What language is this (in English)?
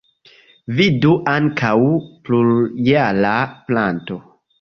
Esperanto